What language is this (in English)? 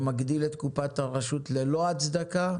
Hebrew